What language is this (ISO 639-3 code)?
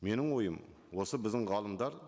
kaz